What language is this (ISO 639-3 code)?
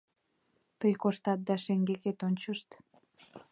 chm